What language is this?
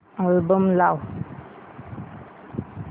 Marathi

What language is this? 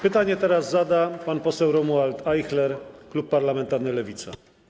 Polish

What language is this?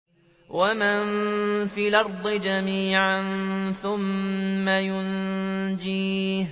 Arabic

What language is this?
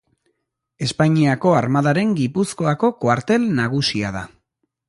Basque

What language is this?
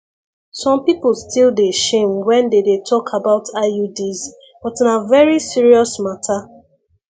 Nigerian Pidgin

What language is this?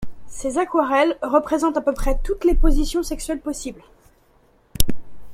French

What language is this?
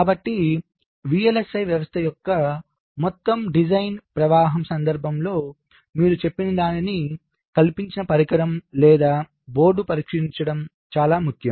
Telugu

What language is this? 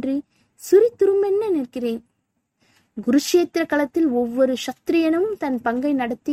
Tamil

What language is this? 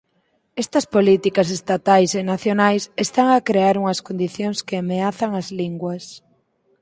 Galician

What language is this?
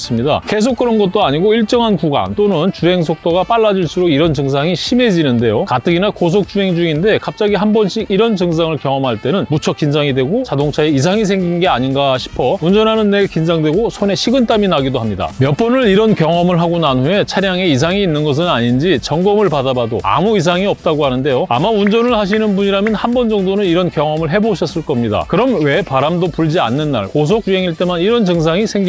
Korean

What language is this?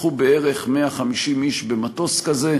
Hebrew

